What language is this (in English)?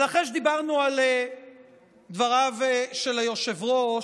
Hebrew